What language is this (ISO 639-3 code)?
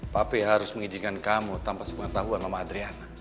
ind